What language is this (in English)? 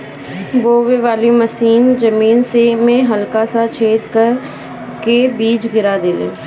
Bhojpuri